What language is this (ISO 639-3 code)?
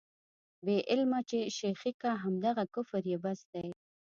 pus